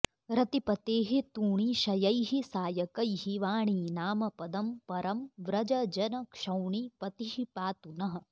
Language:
Sanskrit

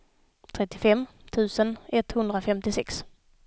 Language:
Swedish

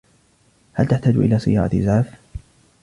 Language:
Arabic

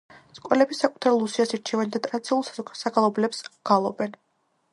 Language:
Georgian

